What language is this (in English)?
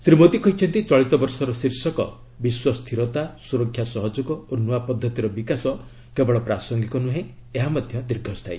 Odia